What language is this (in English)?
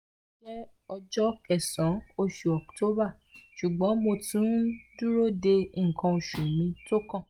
Yoruba